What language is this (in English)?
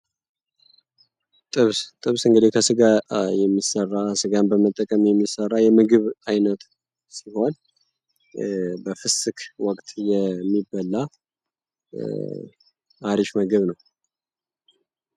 Amharic